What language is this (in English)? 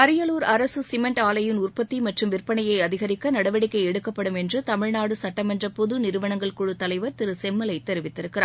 Tamil